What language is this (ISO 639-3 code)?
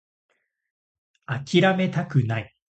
jpn